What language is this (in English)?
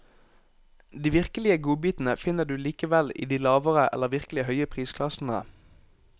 Norwegian